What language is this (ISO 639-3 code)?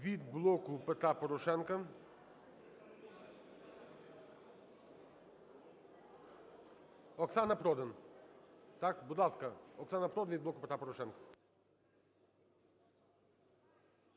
ukr